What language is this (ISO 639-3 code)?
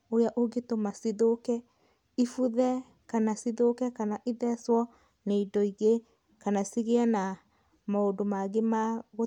kik